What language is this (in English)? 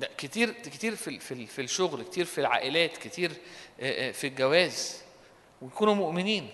Arabic